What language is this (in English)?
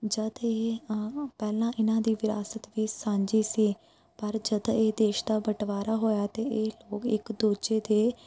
Punjabi